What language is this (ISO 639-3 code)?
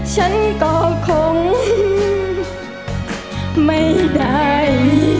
tha